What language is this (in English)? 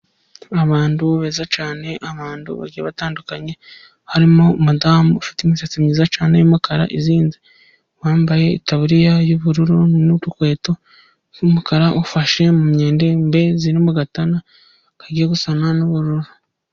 Kinyarwanda